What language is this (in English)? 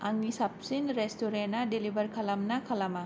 Bodo